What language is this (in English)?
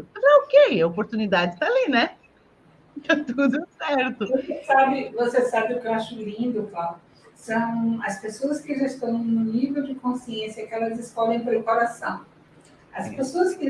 Portuguese